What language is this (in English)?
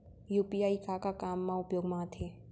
Chhattisgarhi